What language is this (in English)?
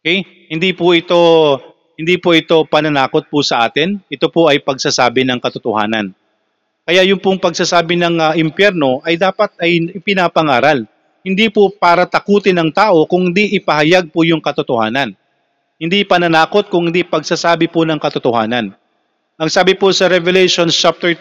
Filipino